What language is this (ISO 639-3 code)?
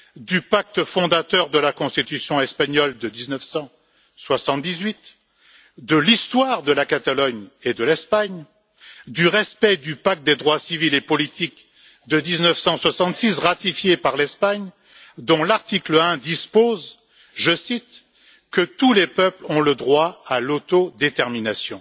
fra